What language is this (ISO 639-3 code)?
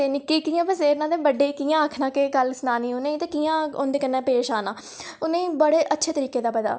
doi